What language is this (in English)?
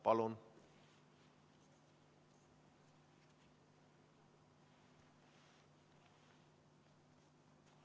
Estonian